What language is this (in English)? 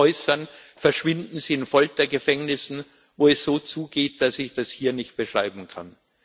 German